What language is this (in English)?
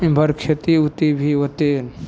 Maithili